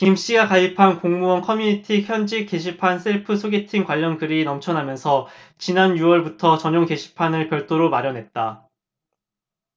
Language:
Korean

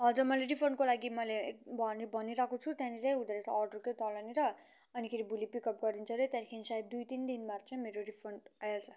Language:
Nepali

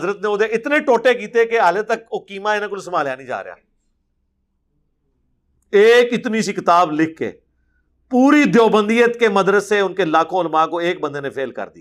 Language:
Urdu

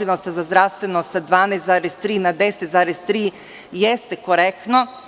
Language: Serbian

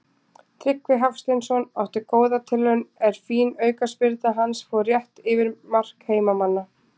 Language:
Icelandic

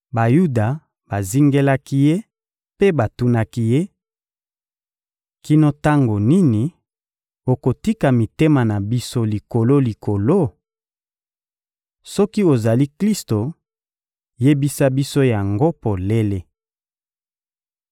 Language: Lingala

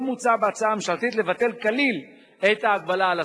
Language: Hebrew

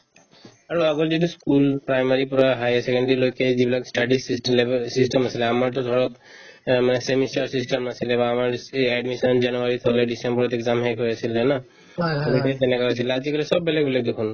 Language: Assamese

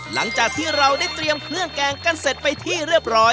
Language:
Thai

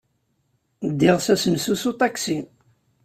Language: Kabyle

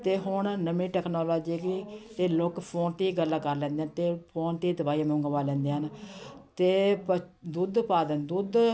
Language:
Punjabi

